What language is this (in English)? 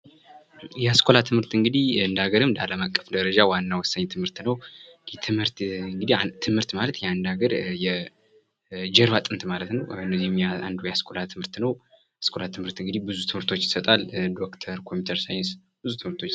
Amharic